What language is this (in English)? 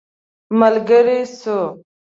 Pashto